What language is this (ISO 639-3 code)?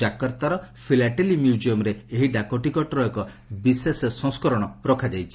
ori